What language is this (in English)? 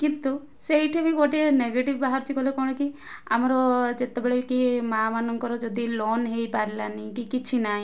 Odia